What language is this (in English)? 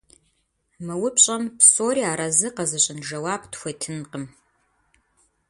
Kabardian